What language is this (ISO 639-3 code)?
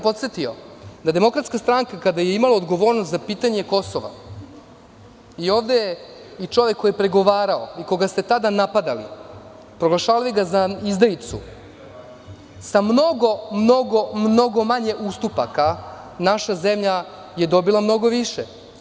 srp